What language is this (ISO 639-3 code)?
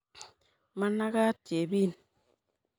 kln